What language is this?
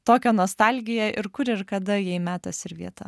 Lithuanian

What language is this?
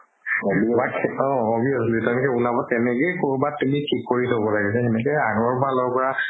Assamese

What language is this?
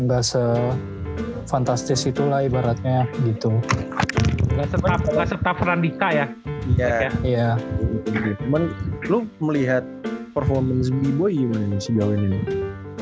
Indonesian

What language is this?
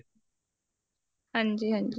Punjabi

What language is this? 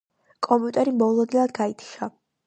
Georgian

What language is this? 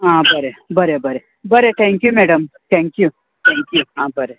Konkani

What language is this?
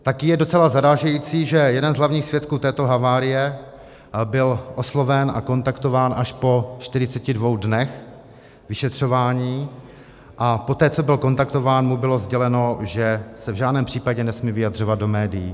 Czech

